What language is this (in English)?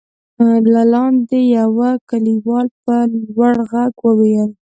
Pashto